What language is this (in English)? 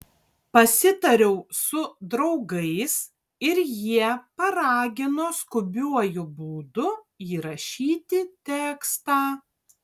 Lithuanian